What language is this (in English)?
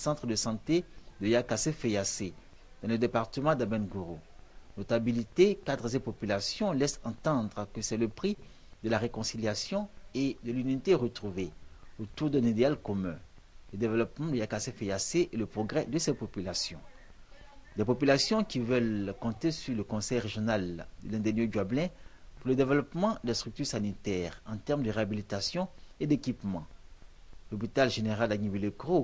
French